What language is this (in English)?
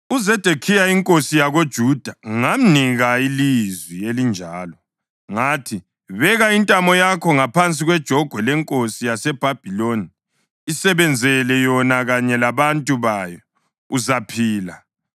North Ndebele